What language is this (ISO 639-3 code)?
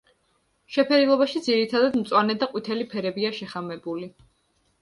kat